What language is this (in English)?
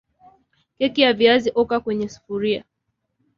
Swahili